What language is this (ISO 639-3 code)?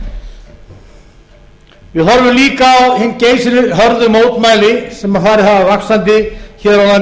isl